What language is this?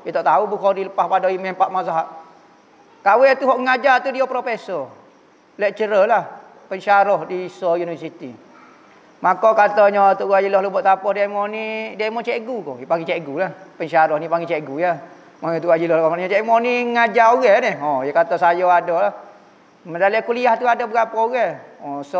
Malay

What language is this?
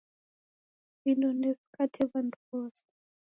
Taita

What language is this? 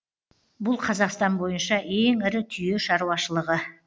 Kazakh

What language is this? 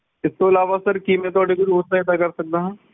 Punjabi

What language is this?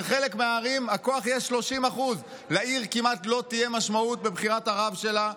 Hebrew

